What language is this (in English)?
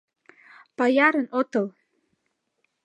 Mari